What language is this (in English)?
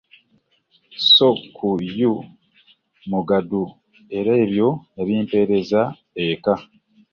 Ganda